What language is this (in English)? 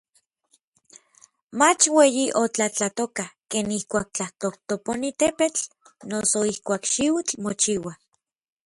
Orizaba Nahuatl